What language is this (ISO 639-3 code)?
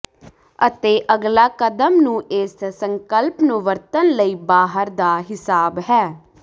pan